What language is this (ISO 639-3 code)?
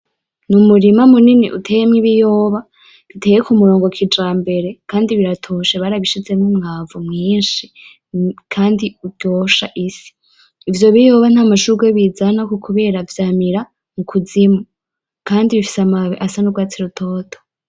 run